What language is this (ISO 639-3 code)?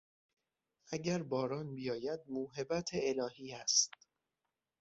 fas